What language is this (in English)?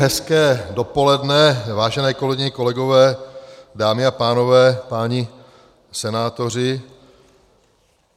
Czech